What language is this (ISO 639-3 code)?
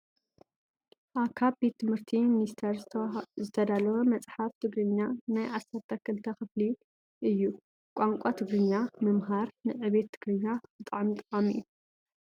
tir